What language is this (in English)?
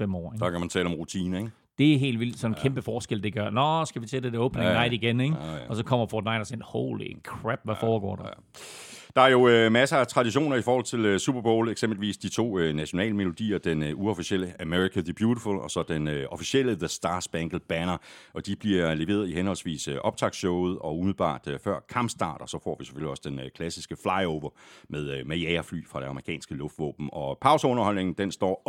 Danish